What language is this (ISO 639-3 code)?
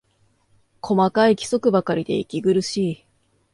jpn